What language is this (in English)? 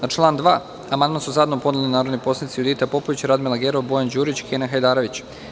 Serbian